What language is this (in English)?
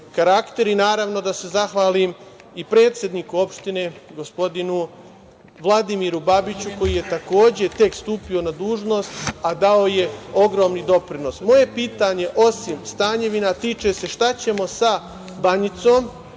Serbian